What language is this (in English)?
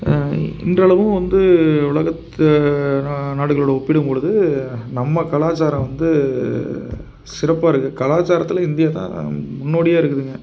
Tamil